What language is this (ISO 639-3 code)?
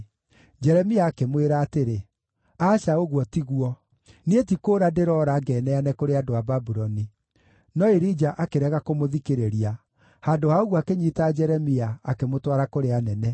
kik